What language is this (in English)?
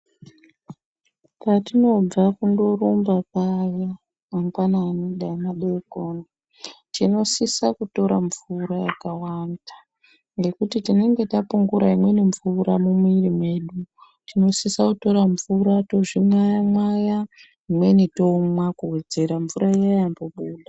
Ndau